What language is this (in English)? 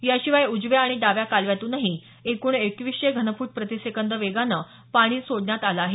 Marathi